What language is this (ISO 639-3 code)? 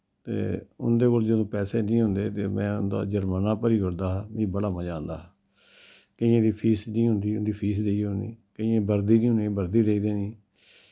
doi